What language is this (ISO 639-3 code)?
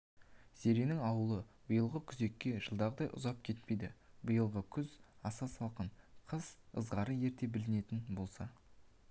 kaz